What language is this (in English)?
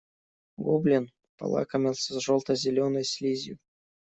Russian